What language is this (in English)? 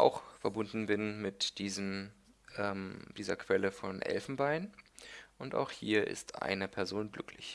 German